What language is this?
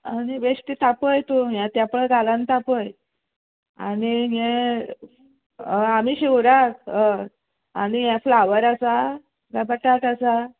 Konkani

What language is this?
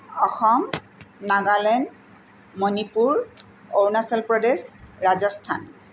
Assamese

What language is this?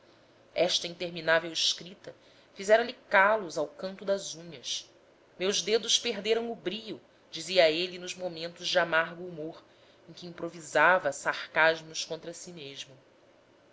Portuguese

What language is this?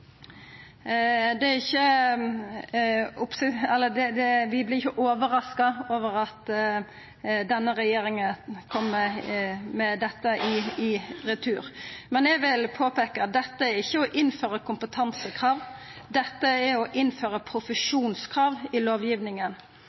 Norwegian Nynorsk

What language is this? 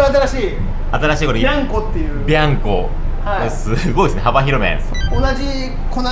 Japanese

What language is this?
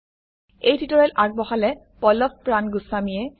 Assamese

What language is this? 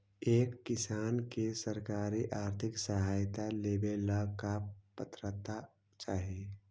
Magahi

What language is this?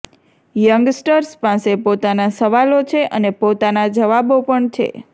Gujarati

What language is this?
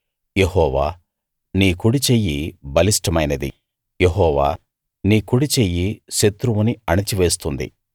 Telugu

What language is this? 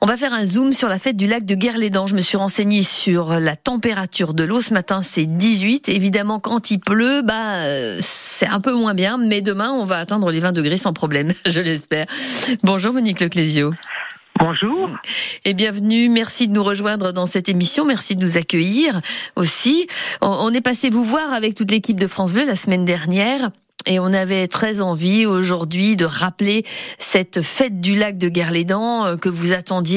French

